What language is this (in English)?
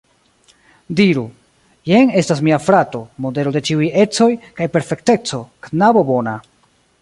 Esperanto